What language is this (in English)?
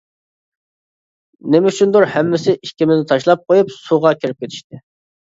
Uyghur